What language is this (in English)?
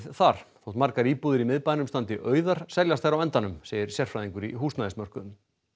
Icelandic